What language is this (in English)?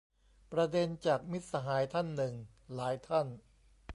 Thai